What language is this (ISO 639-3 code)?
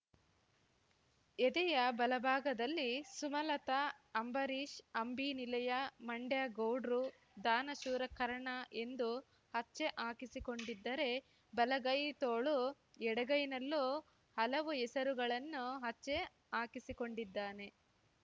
kan